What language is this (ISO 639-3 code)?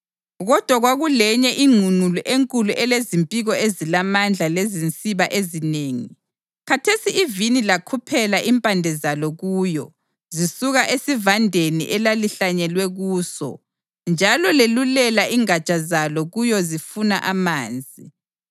nde